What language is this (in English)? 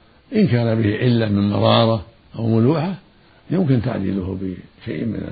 Arabic